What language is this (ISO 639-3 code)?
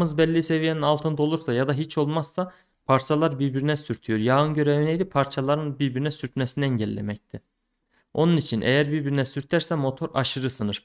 tur